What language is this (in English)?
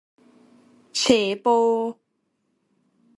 Thai